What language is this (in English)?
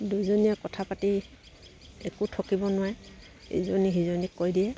Assamese